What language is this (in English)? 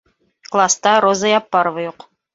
Bashkir